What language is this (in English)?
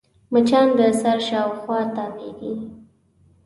Pashto